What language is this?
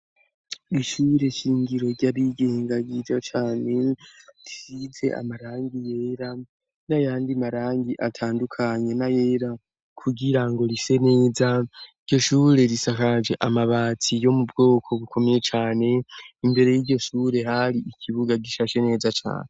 Rundi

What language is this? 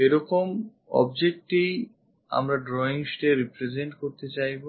Bangla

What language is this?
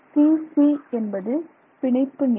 Tamil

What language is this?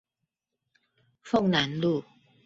Chinese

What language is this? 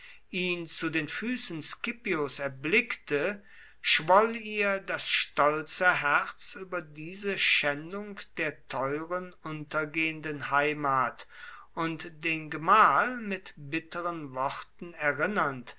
German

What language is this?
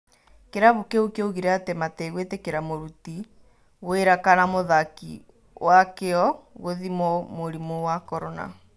Kikuyu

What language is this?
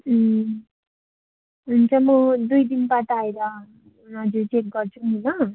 Nepali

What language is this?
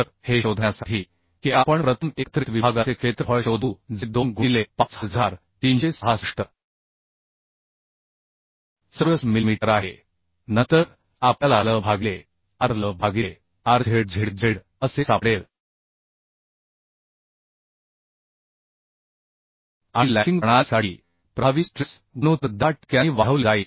Marathi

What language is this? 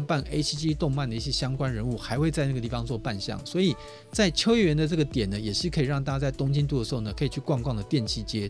Chinese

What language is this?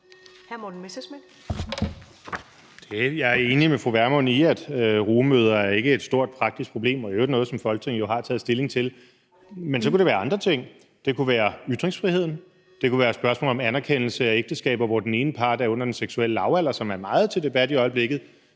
Danish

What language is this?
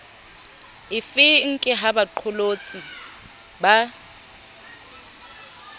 Southern Sotho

